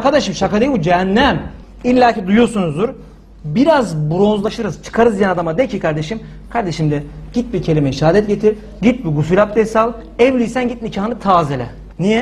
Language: Turkish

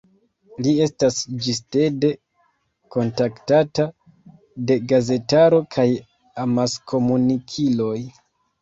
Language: Esperanto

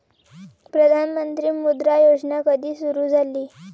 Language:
Marathi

